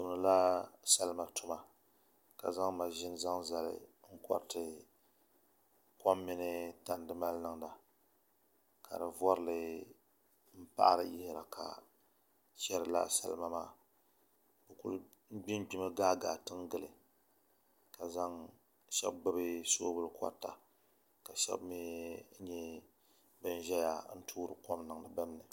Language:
Dagbani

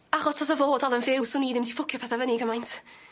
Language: Welsh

